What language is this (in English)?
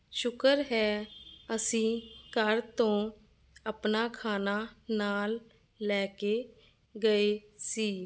Punjabi